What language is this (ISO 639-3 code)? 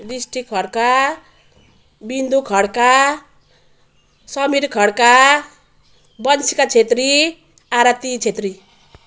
nep